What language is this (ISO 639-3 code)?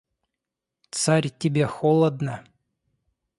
rus